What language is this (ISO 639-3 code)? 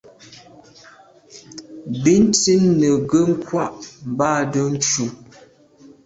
byv